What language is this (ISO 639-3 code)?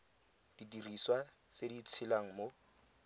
tsn